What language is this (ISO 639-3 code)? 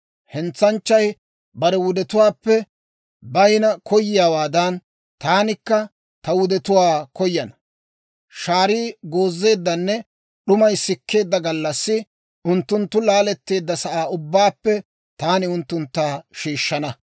dwr